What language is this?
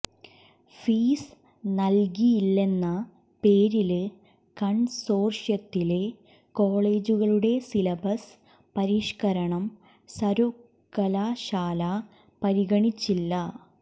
Malayalam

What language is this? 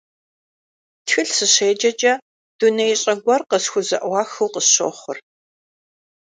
Kabardian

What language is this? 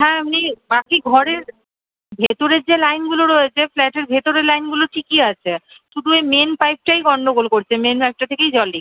Bangla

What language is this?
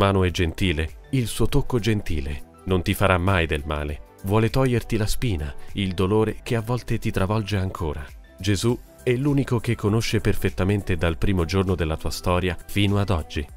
Italian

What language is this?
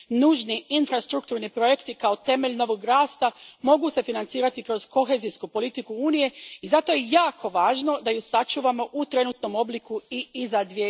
Croatian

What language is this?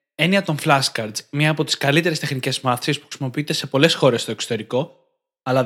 Greek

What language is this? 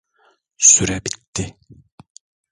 Turkish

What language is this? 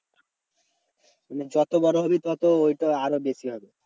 Bangla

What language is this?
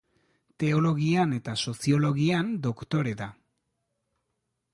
Basque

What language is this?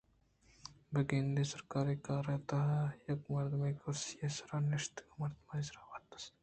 Eastern Balochi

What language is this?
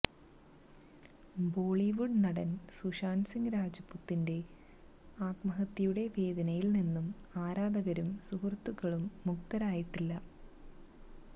Malayalam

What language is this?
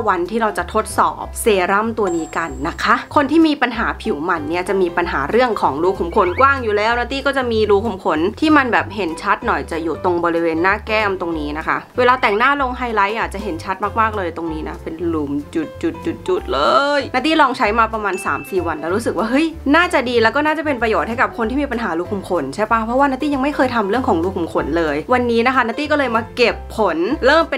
Thai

